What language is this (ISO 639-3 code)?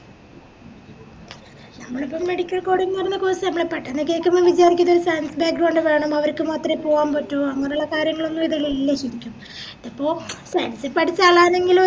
mal